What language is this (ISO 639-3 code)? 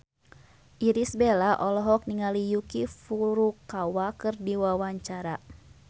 sun